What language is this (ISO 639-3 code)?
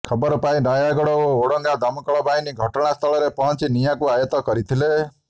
ori